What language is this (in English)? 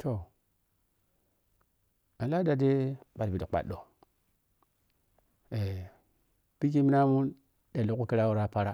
Piya-Kwonci